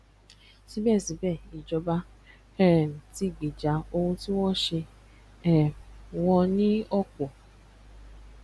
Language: Yoruba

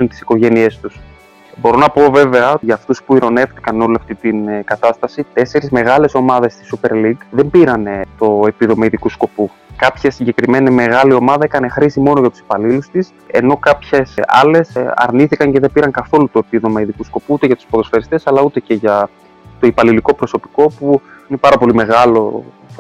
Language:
Greek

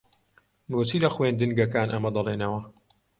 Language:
Central Kurdish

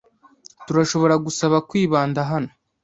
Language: Kinyarwanda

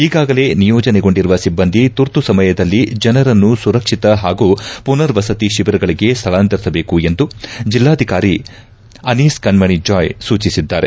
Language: Kannada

